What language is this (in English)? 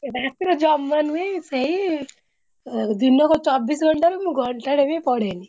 Odia